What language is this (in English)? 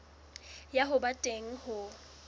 Southern Sotho